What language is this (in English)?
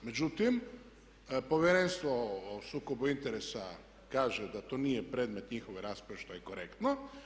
Croatian